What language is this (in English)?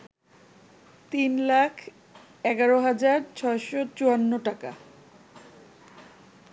Bangla